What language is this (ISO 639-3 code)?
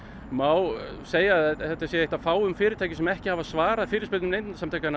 isl